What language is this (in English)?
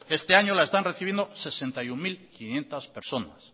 Spanish